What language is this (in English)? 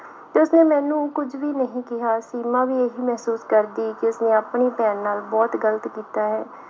Punjabi